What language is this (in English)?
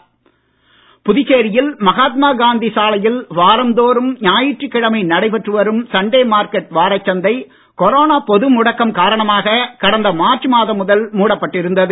Tamil